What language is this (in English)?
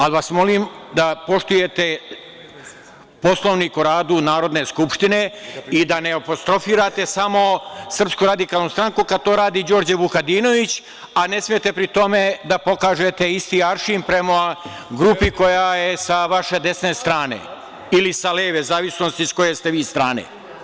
Serbian